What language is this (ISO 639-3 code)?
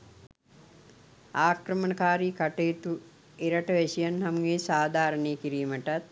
sin